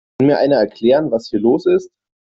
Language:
German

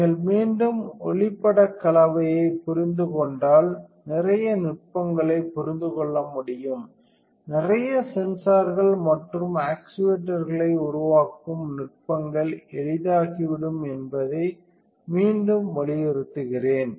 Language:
Tamil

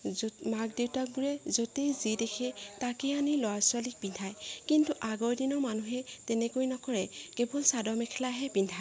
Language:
Assamese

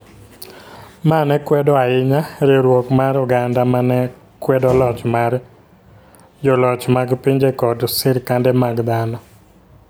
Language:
Luo (Kenya and Tanzania)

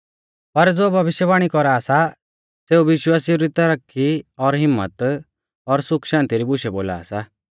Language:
Mahasu Pahari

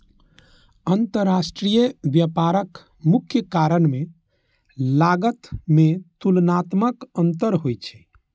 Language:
Maithili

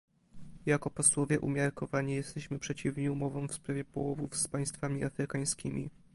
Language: Polish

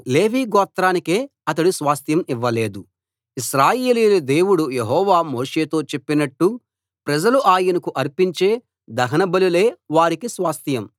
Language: Telugu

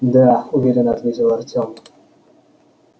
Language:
Russian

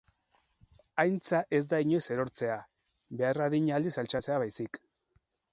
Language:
Basque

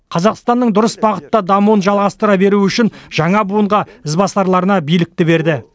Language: Kazakh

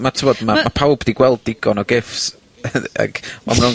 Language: Welsh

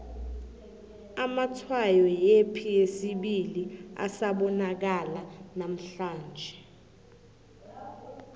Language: South Ndebele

